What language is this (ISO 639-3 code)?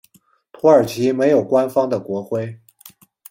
zho